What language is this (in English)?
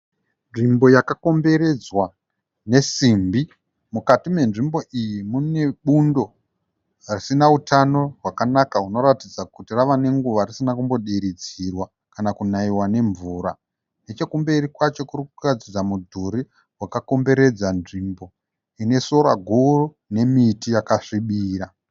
Shona